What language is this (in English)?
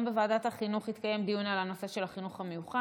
Hebrew